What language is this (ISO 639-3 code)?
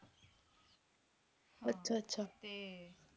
pan